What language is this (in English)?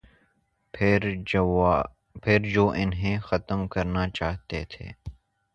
Urdu